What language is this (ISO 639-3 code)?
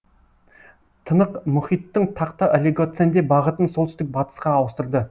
kaz